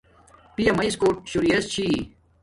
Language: Domaaki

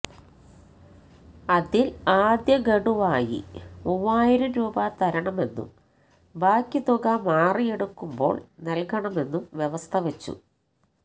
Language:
Malayalam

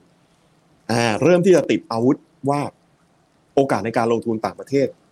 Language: Thai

